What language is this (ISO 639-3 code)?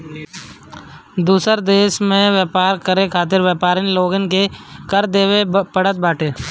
bho